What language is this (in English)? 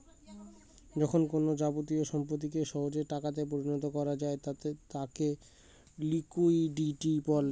Bangla